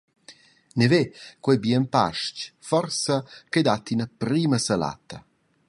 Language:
Romansh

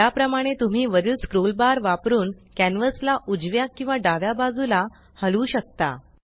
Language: Marathi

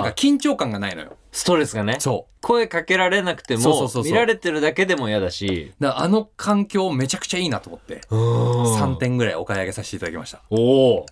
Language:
Japanese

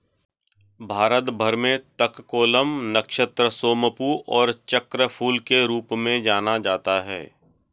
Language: Hindi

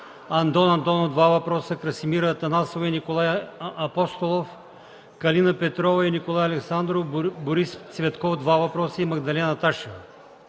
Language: Bulgarian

